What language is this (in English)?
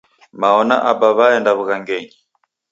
Taita